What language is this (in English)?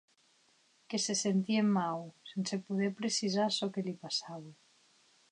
Occitan